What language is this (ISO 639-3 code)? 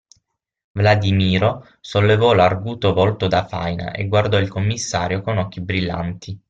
ita